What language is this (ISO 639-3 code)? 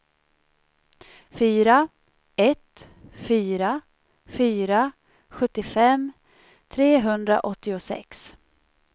swe